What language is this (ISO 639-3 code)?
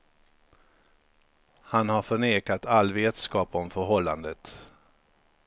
swe